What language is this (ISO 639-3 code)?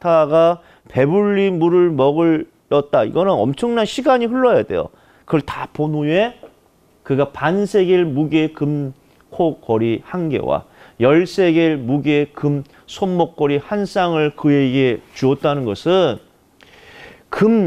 kor